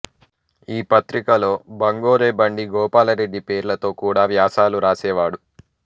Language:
Telugu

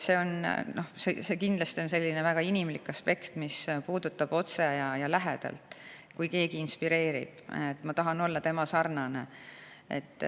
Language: Estonian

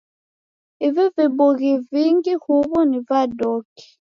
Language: Taita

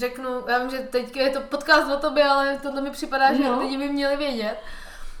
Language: Czech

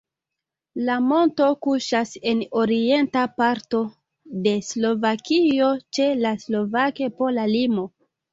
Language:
Esperanto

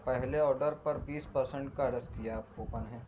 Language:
Urdu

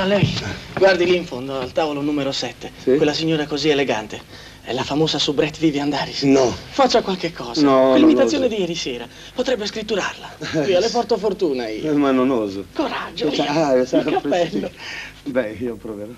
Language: Italian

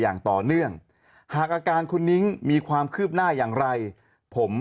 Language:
Thai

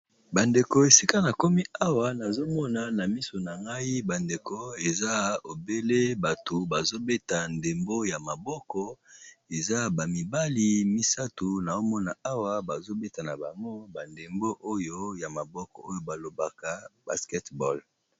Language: Lingala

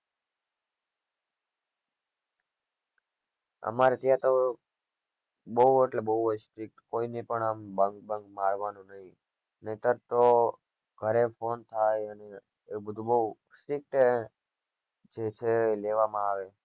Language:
Gujarati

